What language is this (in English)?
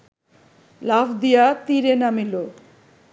Bangla